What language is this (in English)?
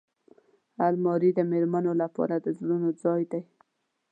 Pashto